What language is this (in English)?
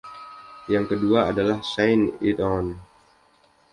Indonesian